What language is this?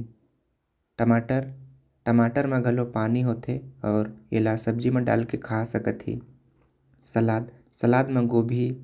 Korwa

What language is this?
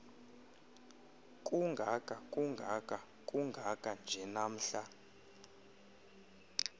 Xhosa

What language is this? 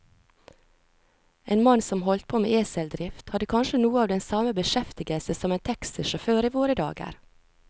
Norwegian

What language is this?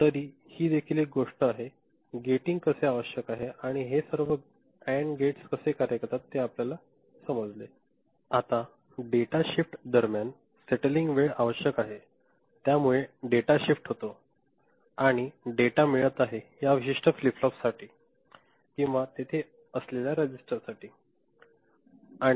Marathi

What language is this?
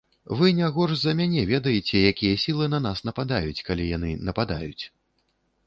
Belarusian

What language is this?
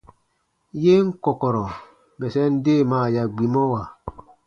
Baatonum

